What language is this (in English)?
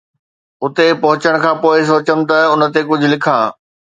Sindhi